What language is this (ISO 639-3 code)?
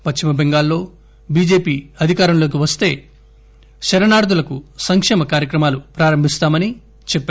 tel